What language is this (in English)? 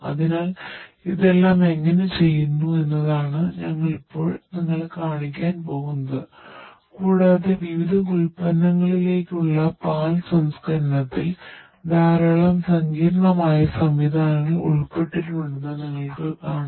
Malayalam